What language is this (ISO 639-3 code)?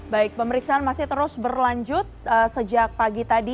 ind